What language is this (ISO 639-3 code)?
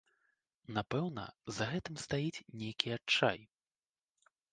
bel